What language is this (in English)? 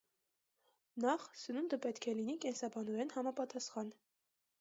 Armenian